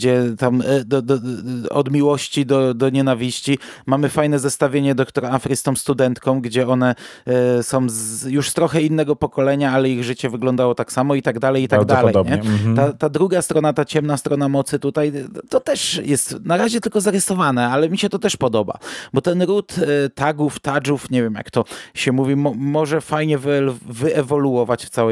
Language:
Polish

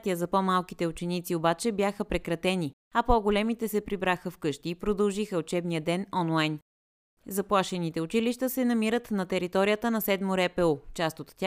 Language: Bulgarian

